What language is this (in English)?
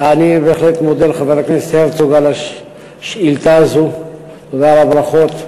Hebrew